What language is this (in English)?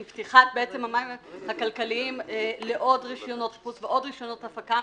Hebrew